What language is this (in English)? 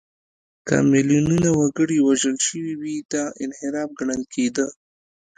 Pashto